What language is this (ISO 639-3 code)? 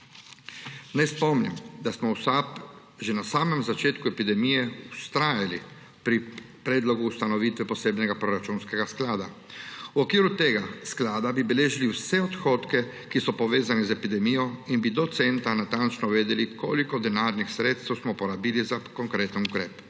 slv